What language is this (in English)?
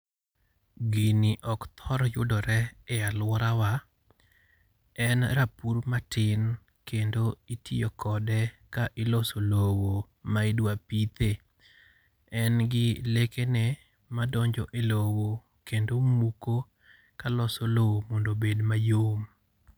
Luo (Kenya and Tanzania)